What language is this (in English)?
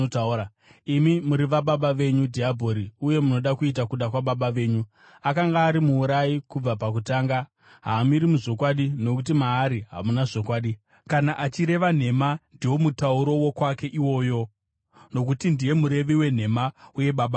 Shona